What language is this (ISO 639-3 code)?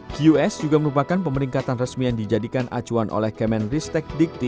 ind